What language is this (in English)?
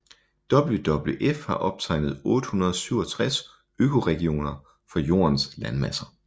Danish